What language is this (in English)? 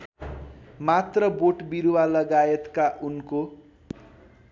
Nepali